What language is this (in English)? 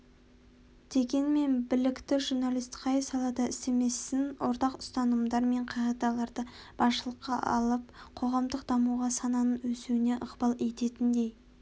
Kazakh